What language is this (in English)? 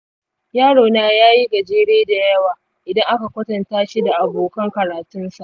Hausa